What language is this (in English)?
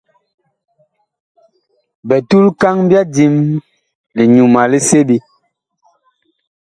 Bakoko